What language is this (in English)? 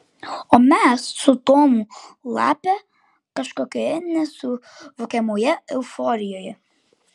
Lithuanian